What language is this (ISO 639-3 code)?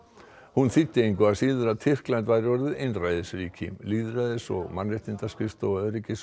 isl